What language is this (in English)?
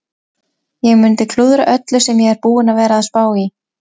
Icelandic